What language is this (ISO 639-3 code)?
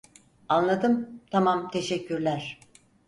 tur